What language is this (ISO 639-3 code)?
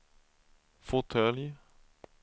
swe